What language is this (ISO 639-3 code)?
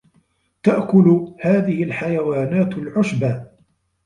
ara